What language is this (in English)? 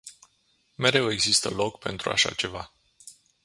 Romanian